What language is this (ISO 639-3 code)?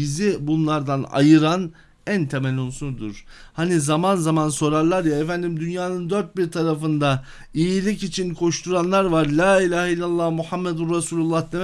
tur